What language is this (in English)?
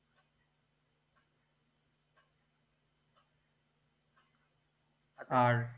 Bangla